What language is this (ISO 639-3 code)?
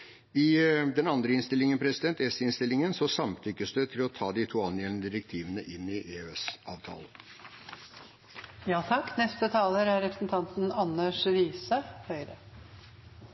nor